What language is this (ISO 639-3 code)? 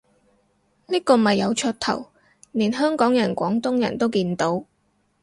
yue